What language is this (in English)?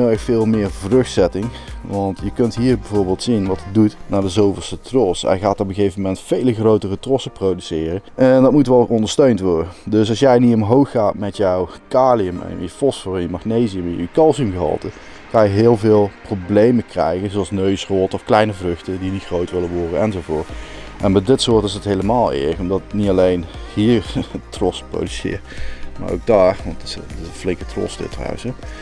Dutch